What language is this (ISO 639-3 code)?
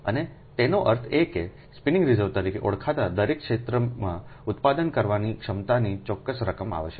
guj